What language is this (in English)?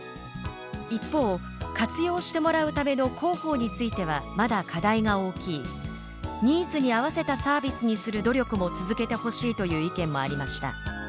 Japanese